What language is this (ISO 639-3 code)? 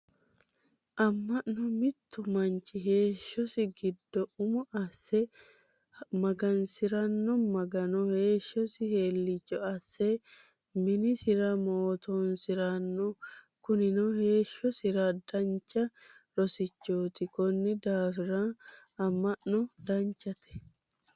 sid